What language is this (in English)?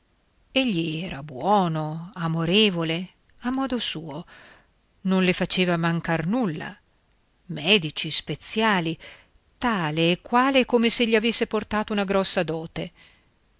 Italian